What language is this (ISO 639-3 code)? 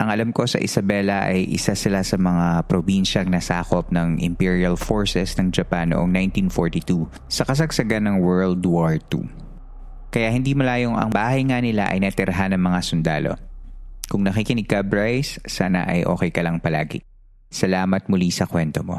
fil